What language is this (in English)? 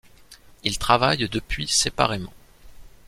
French